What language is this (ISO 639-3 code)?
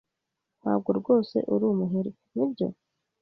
kin